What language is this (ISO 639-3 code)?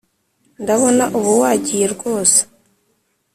kin